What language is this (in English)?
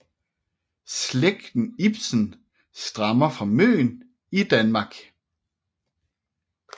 Danish